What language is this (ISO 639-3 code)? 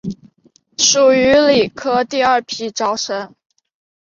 zho